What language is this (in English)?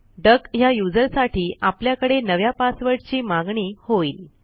Marathi